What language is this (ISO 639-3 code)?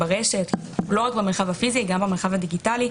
heb